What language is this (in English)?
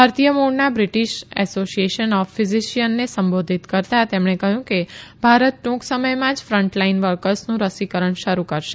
Gujarati